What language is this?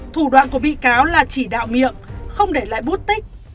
Vietnamese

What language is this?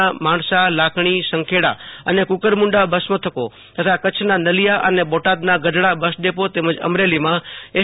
Gujarati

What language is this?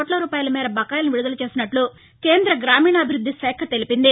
Telugu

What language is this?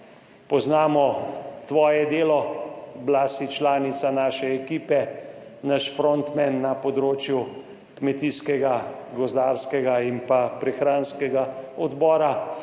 Slovenian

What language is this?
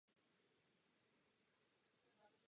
Czech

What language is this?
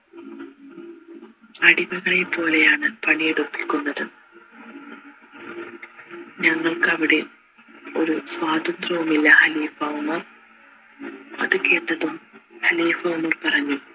Malayalam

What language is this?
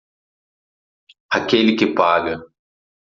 Portuguese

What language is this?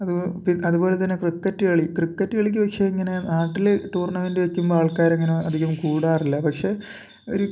Malayalam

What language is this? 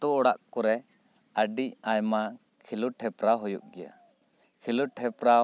Santali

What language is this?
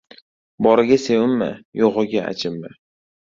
Uzbek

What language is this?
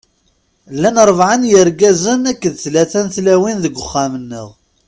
Kabyle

